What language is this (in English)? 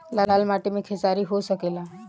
Bhojpuri